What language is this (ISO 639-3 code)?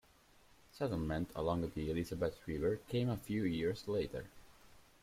eng